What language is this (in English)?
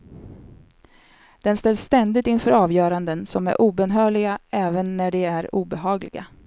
Swedish